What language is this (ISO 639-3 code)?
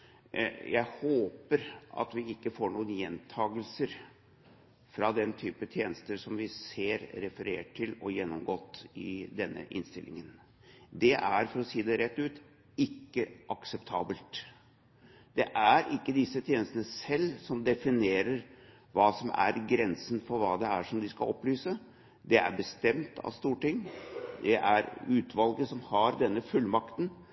nob